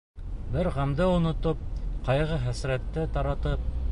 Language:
Bashkir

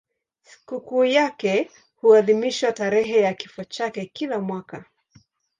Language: Swahili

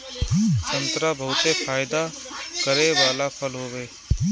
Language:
Bhojpuri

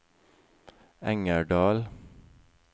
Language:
Norwegian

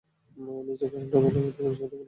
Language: Bangla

